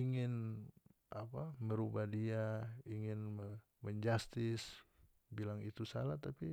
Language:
North Moluccan Malay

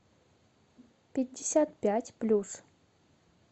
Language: Russian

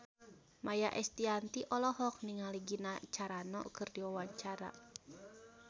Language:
Sundanese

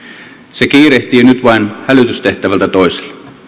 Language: Finnish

